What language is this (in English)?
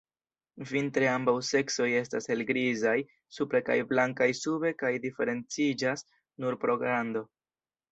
Esperanto